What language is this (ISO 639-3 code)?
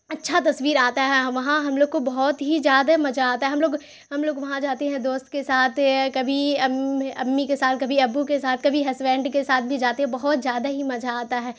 urd